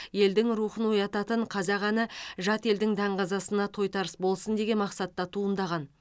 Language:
Kazakh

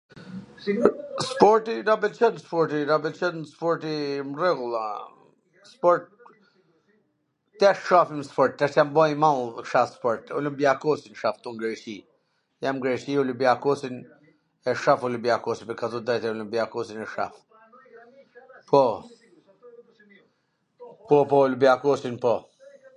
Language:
Gheg Albanian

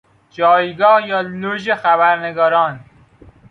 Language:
Persian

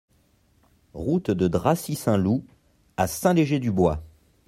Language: French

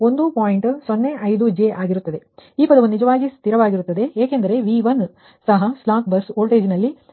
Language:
Kannada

